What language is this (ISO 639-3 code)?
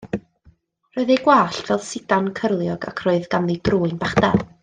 cym